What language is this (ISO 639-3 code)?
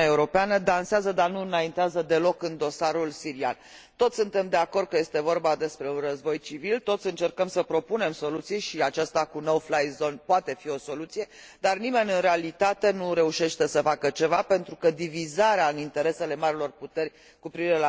ron